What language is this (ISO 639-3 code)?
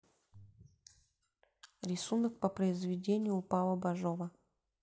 rus